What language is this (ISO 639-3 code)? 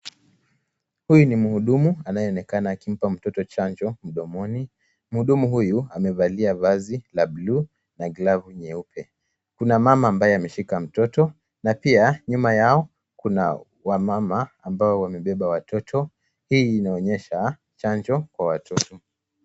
swa